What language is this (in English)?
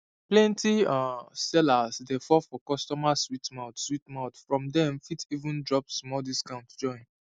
Nigerian Pidgin